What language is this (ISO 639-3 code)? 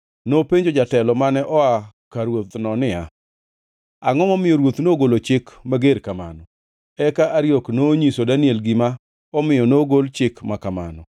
luo